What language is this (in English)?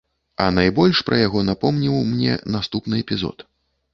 Belarusian